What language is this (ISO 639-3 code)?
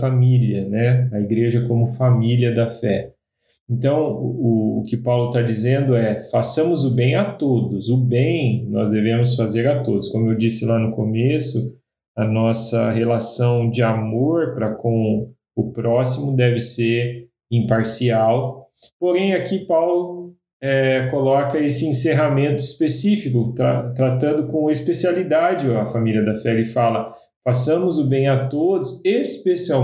por